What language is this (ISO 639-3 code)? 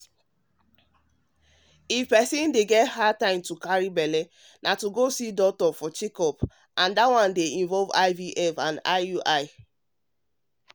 pcm